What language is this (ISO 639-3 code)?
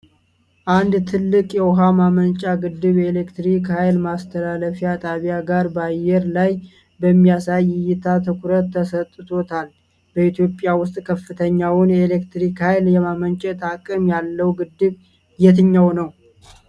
amh